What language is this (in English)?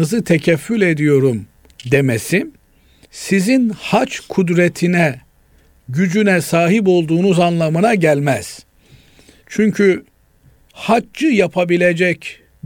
Turkish